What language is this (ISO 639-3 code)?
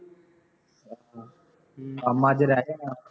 pan